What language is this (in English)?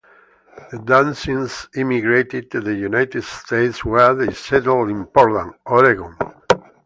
English